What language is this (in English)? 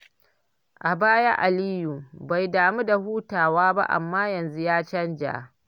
Hausa